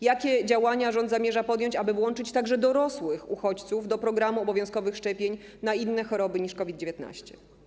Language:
Polish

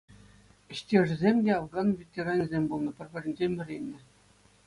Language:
Chuvash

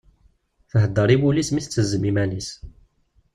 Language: Kabyle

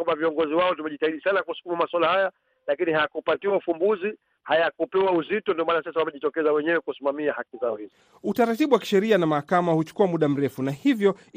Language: Swahili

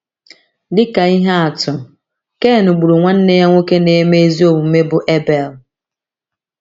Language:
Igbo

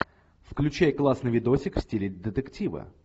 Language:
Russian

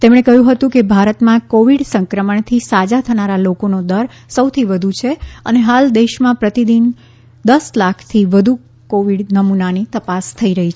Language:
Gujarati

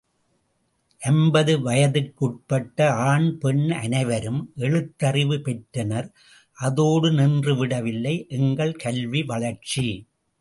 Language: Tamil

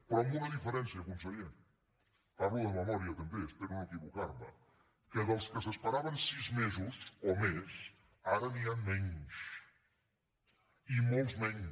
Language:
Catalan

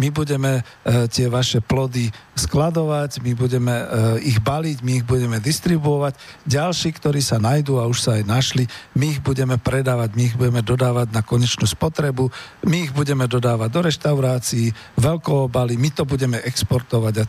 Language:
Slovak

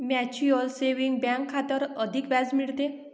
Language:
Marathi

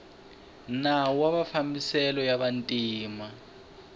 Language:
Tsonga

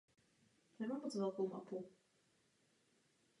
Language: Czech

